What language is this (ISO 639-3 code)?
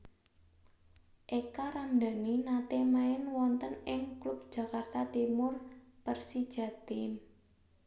jav